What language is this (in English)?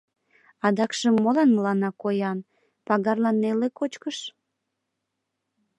Mari